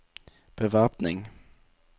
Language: Norwegian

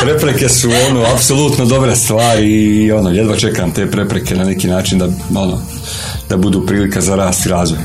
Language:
Croatian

